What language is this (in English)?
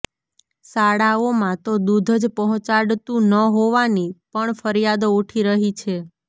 Gujarati